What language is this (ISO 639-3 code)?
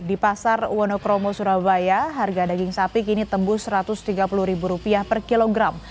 ind